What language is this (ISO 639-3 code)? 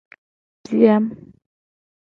gej